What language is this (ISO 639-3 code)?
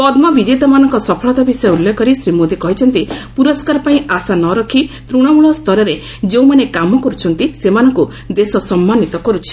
ori